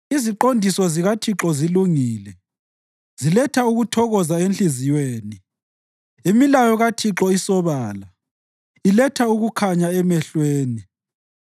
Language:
North Ndebele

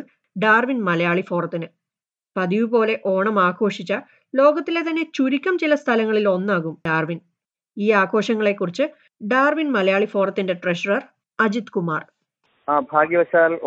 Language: Malayalam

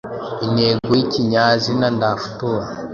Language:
Kinyarwanda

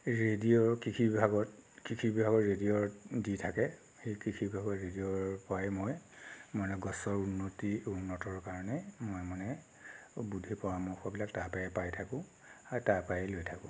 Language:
Assamese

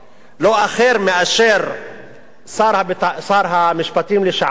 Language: Hebrew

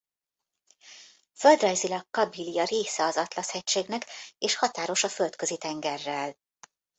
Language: Hungarian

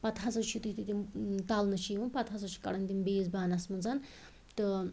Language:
Kashmiri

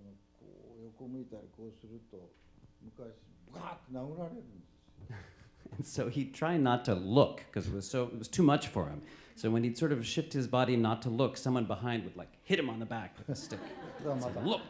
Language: English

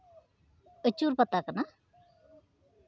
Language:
Santali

